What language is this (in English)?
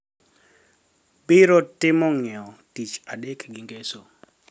Luo (Kenya and Tanzania)